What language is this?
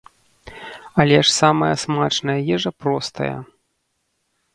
Belarusian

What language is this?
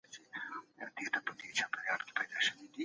Pashto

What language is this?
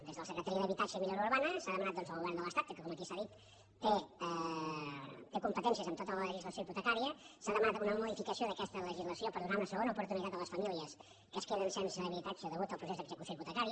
Catalan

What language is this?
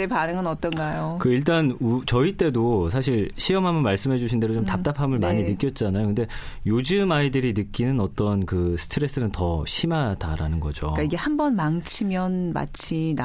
Korean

